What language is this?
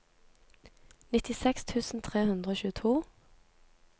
Norwegian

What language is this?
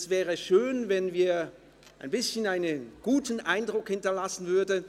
Swiss German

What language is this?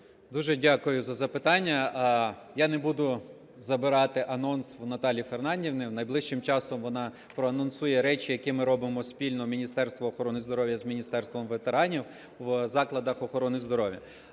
Ukrainian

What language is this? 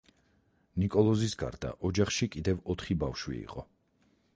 Georgian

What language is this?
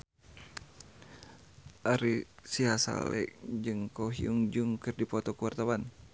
Sundanese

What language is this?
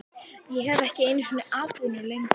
Icelandic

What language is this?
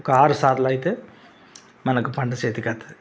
Telugu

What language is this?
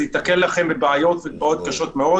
Hebrew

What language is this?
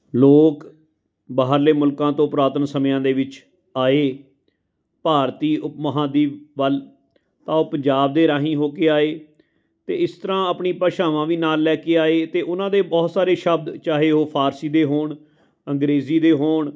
Punjabi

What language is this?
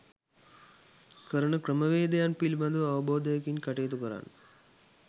Sinhala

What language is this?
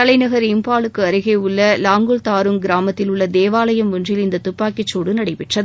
Tamil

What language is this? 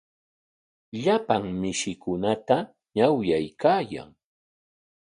Corongo Ancash Quechua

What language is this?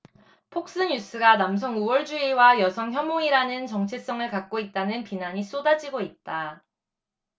Korean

